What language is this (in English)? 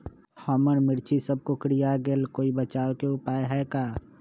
Magahi